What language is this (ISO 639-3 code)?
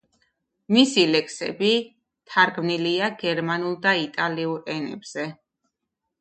kat